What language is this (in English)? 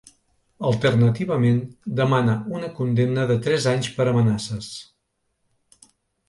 Catalan